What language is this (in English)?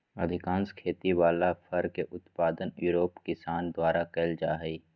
Magahi